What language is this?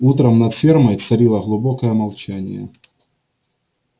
Russian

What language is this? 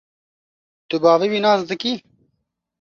Kurdish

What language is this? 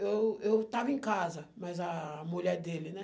Portuguese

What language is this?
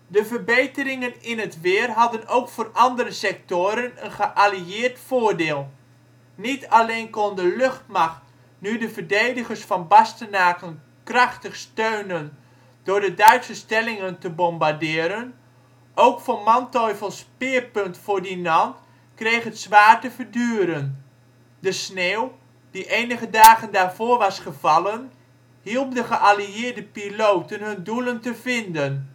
Dutch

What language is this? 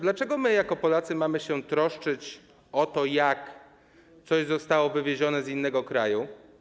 Polish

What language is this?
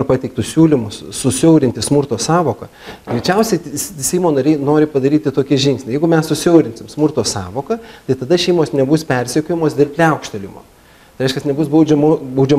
Lithuanian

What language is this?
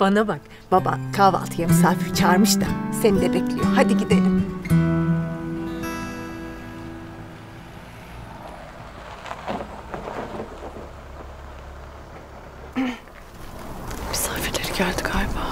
Turkish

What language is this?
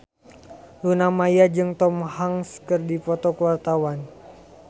Sundanese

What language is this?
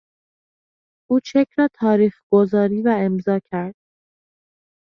Persian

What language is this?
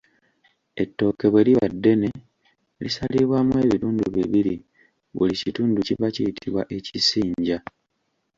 Ganda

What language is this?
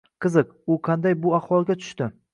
Uzbek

